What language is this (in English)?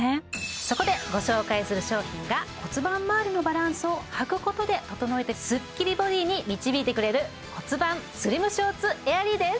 Japanese